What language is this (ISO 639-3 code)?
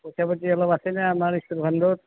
asm